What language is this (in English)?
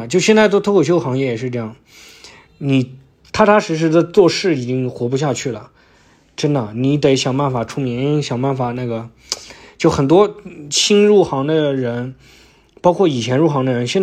Chinese